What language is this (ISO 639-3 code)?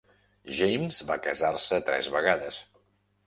cat